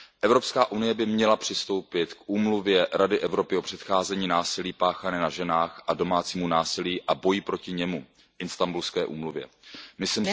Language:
Czech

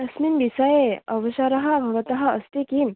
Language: Sanskrit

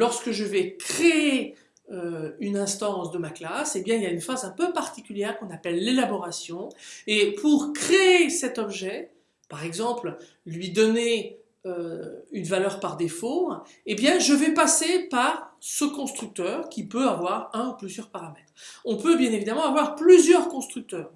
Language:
French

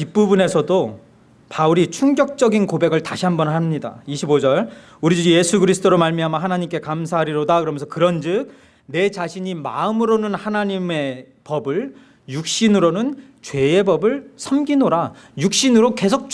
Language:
Korean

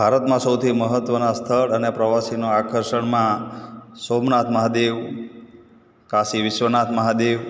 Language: Gujarati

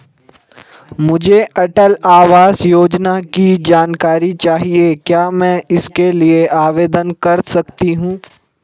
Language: Hindi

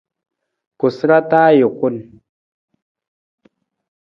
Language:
Nawdm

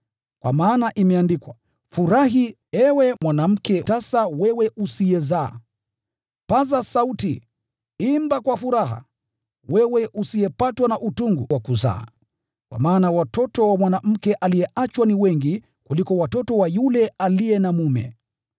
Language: Swahili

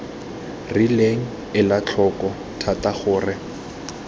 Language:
Tswana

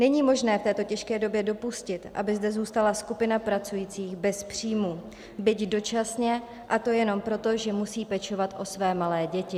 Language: Czech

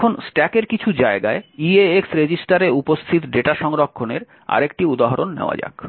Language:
Bangla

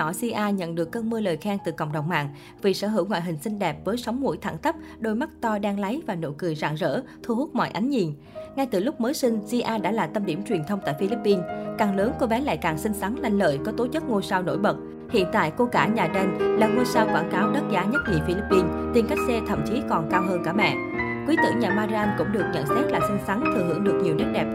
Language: Vietnamese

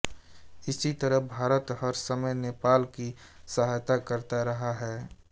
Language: Hindi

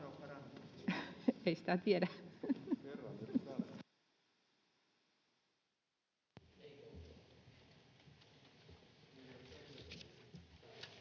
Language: Finnish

